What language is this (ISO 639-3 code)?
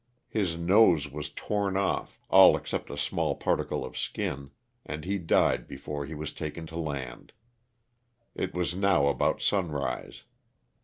eng